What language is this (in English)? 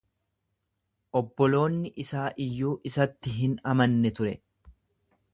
Oromo